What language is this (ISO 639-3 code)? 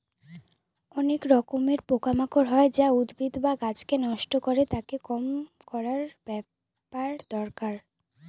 ben